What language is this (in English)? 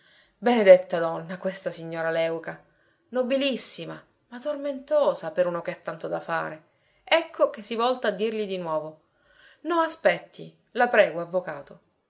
Italian